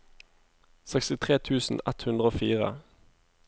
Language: Norwegian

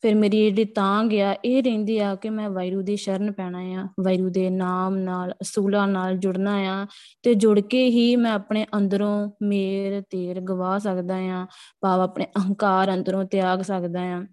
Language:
Punjabi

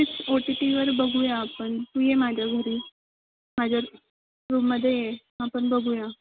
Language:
Marathi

